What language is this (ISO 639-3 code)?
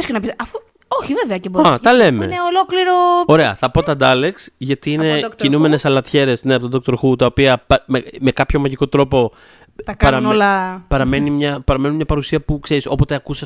ell